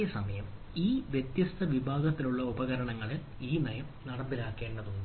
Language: Malayalam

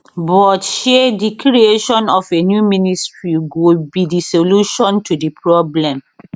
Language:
Nigerian Pidgin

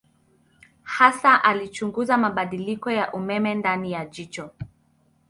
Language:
Swahili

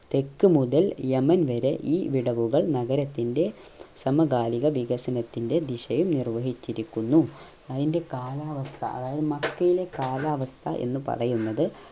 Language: Malayalam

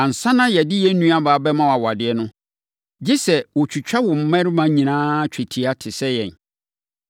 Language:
Akan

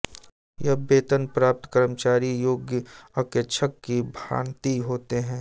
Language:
Hindi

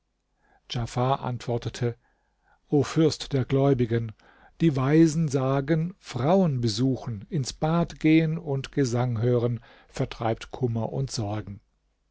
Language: German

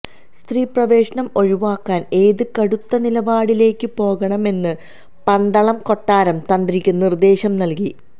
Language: Malayalam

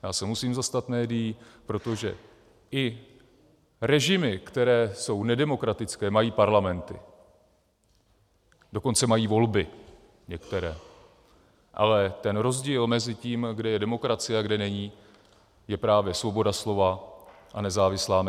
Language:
Czech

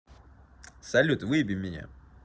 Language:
Russian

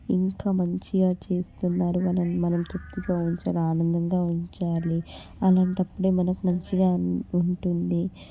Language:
Telugu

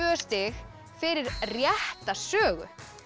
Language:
Icelandic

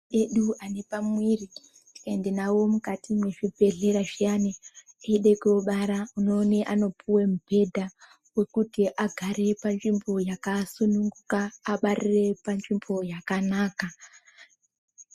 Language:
Ndau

